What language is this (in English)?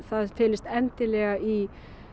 Icelandic